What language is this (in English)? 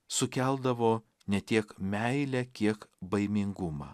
Lithuanian